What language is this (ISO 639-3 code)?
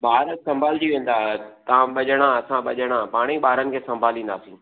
snd